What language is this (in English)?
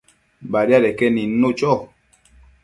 Matsés